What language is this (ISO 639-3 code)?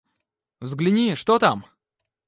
rus